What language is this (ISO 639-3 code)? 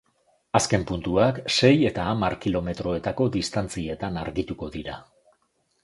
eus